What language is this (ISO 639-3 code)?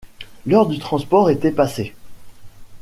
fra